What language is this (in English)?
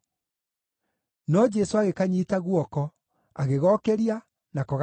Kikuyu